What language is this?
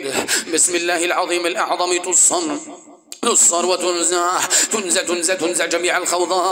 Arabic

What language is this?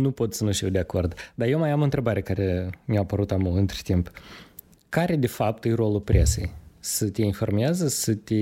Romanian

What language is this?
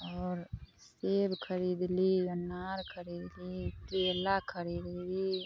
Maithili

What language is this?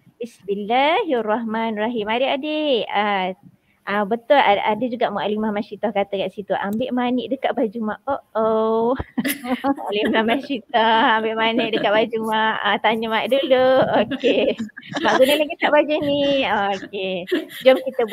Malay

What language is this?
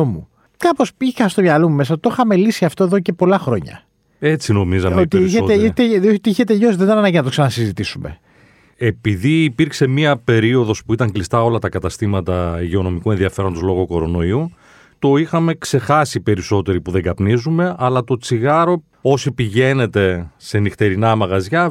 Greek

